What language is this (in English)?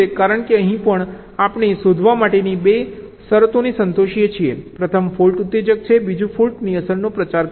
Gujarati